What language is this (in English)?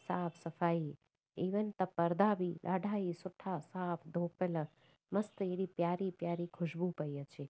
Sindhi